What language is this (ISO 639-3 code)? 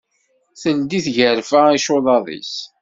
kab